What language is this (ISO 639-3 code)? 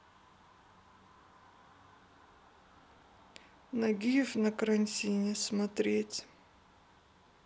rus